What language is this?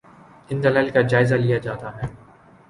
Urdu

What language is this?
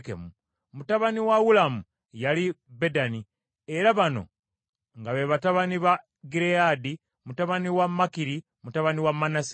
Ganda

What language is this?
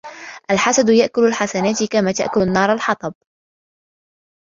Arabic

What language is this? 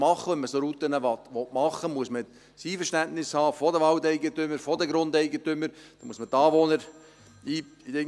Swiss German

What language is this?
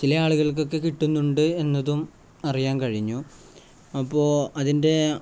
Malayalam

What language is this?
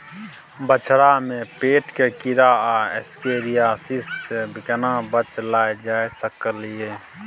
Maithili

